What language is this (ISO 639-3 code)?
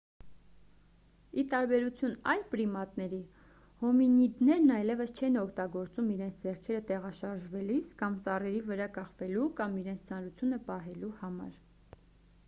hye